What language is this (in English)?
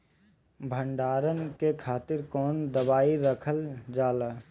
Bhojpuri